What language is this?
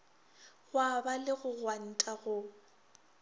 Northern Sotho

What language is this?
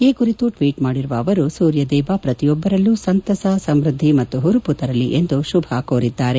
Kannada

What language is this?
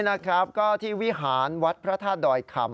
Thai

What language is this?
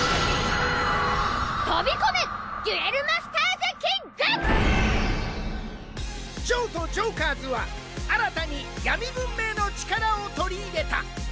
Japanese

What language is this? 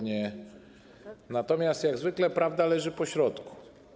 Polish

